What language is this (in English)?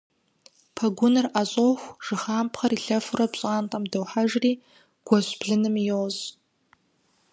Kabardian